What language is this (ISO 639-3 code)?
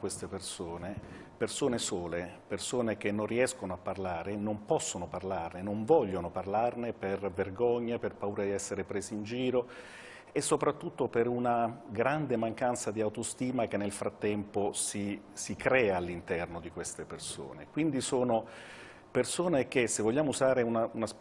ita